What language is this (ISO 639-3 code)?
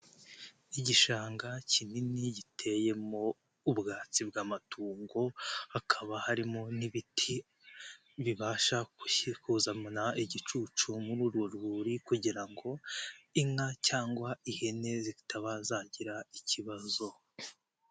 kin